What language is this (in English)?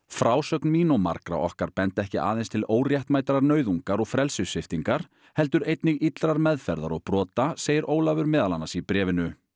Icelandic